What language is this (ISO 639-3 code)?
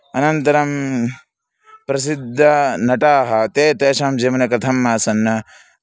san